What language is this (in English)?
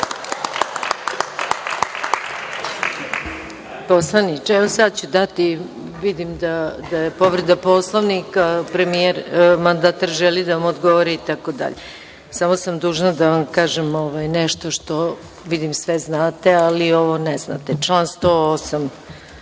Serbian